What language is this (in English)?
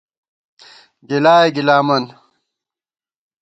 Gawar-Bati